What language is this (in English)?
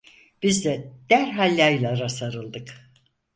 Turkish